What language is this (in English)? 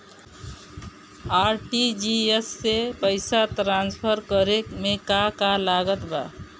Bhojpuri